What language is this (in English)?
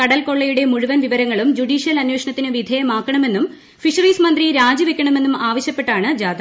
Malayalam